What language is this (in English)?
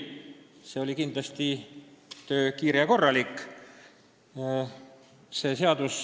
Estonian